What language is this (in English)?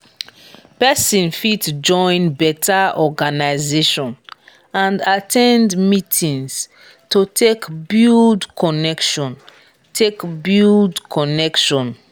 Nigerian Pidgin